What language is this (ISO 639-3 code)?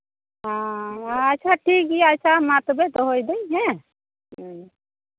sat